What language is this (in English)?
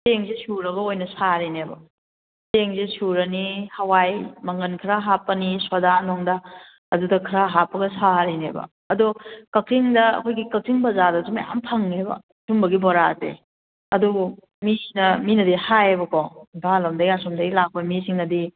Manipuri